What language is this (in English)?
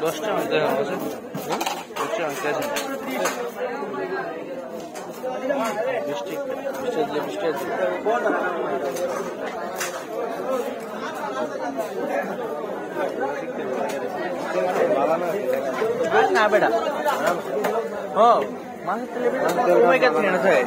Bangla